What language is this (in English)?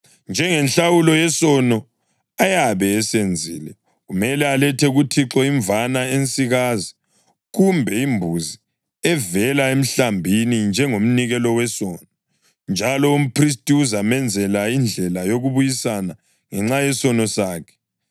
North Ndebele